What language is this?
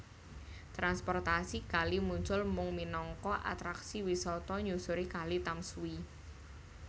Javanese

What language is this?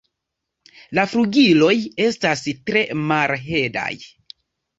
Esperanto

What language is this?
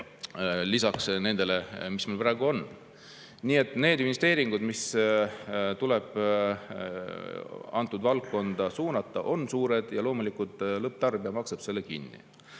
Estonian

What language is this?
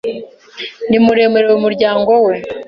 Kinyarwanda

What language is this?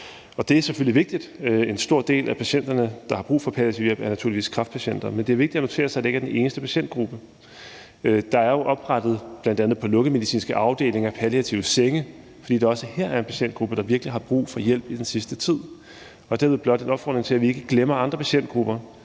Danish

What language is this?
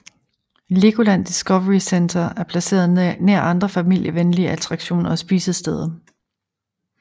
Danish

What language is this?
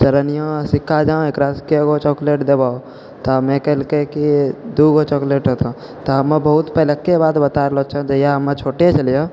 Maithili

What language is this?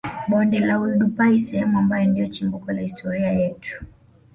Swahili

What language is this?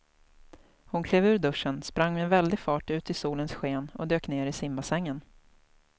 Swedish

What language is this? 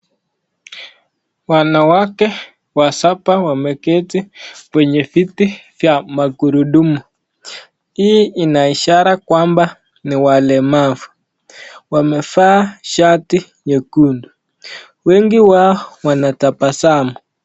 Swahili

